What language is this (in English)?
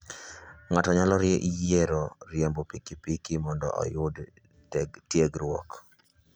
Luo (Kenya and Tanzania)